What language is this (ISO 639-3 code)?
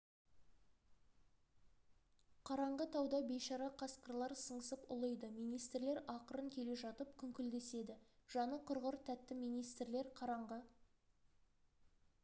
kaz